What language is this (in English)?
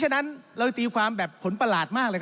Thai